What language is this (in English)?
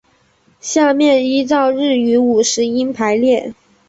Chinese